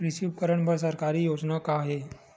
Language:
Chhattisgarhi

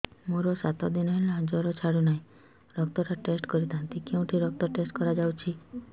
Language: Odia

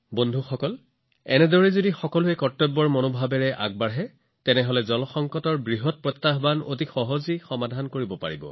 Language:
Assamese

